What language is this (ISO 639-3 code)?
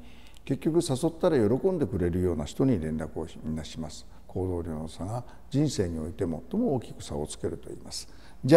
jpn